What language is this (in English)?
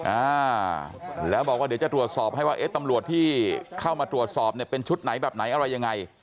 Thai